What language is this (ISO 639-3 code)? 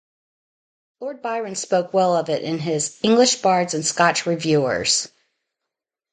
eng